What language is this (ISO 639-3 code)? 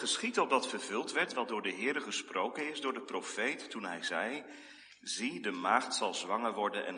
nld